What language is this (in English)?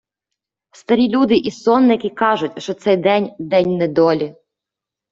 Ukrainian